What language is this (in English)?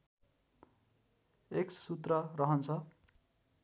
Nepali